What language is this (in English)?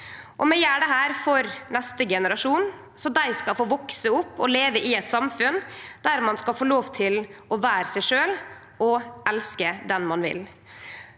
Norwegian